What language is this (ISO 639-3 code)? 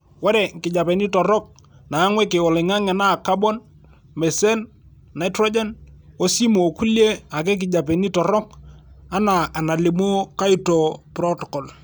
mas